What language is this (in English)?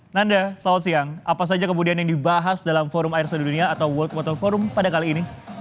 Indonesian